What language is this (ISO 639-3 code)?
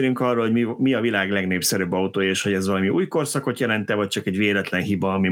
hun